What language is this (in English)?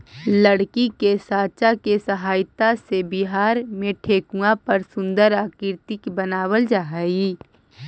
Magahi